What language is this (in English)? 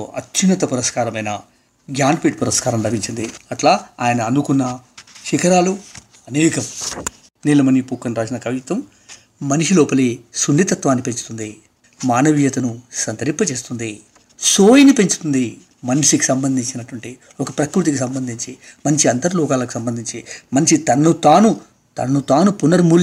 Telugu